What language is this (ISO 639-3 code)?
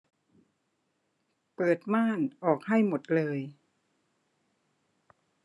tha